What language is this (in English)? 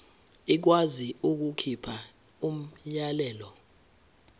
Zulu